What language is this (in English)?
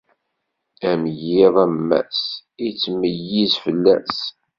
Kabyle